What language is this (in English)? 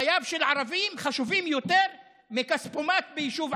Hebrew